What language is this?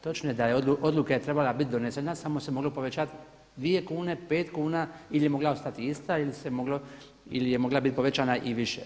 Croatian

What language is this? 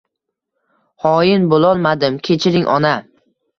Uzbek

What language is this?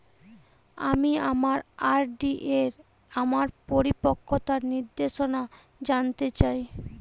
Bangla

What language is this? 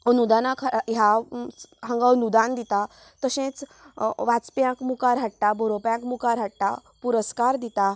Konkani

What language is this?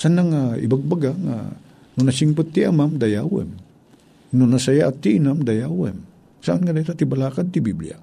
Filipino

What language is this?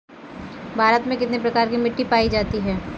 Hindi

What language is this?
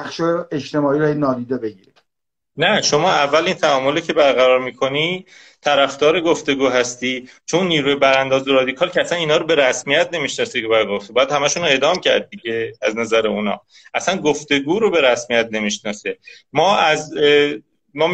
Persian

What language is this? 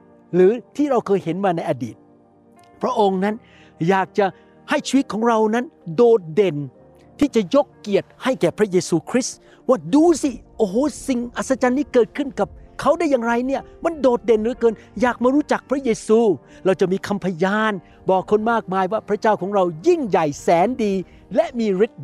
Thai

